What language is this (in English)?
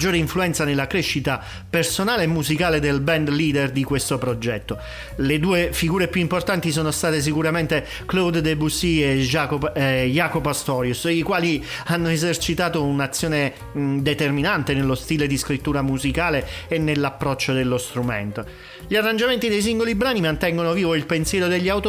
Italian